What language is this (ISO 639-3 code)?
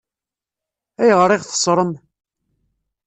kab